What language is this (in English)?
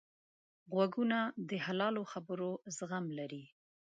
Pashto